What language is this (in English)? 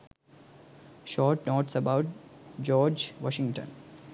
Sinhala